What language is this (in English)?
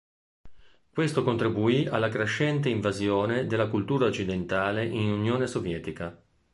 Italian